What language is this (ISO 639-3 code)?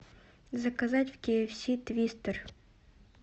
rus